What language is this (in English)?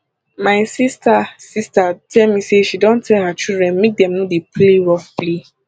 Nigerian Pidgin